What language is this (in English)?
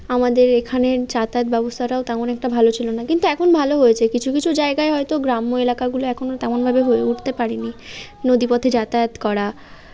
Bangla